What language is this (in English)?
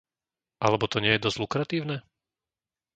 Slovak